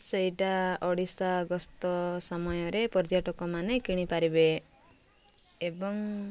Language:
Odia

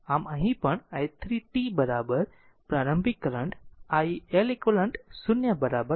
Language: Gujarati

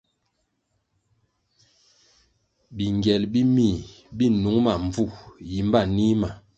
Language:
Kwasio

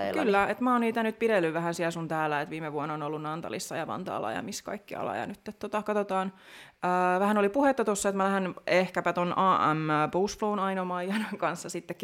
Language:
Finnish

